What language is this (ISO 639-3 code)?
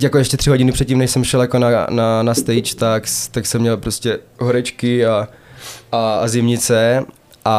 ces